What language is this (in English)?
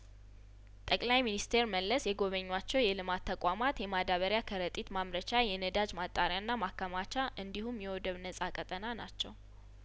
Amharic